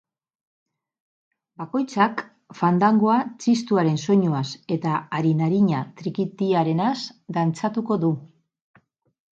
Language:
Basque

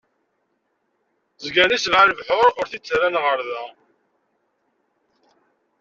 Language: Kabyle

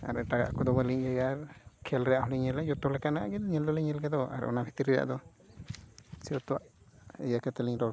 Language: Santali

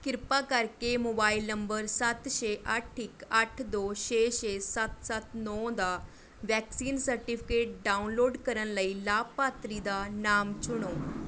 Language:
Punjabi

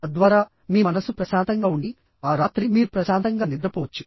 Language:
Telugu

